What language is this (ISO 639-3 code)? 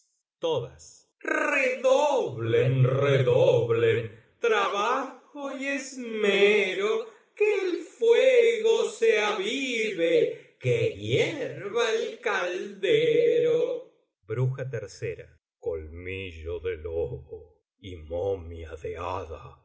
spa